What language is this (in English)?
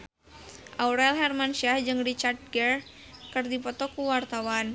Sundanese